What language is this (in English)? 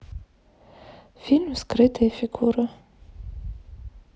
Russian